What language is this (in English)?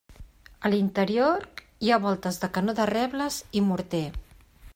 Catalan